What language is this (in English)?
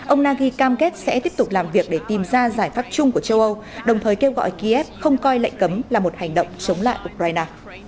Vietnamese